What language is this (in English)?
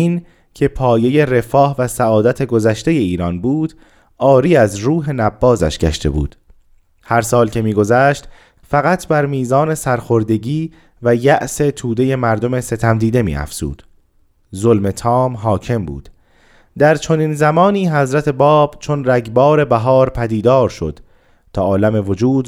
Persian